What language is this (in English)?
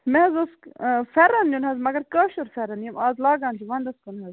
Kashmiri